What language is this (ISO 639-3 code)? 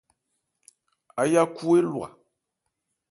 ebr